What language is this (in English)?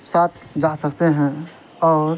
Urdu